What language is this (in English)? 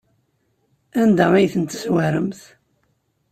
Kabyle